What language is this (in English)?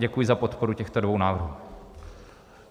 Czech